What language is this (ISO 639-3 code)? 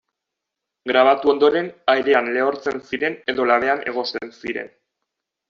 eus